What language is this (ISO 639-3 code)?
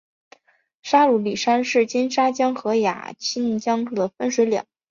zho